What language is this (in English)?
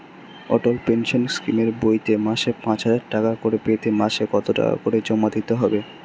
Bangla